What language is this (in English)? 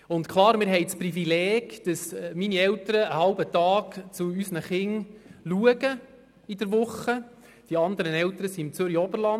Swiss German